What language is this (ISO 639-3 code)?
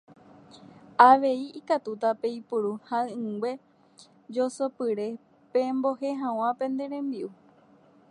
grn